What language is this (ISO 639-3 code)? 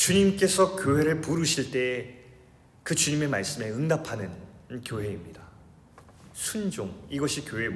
kor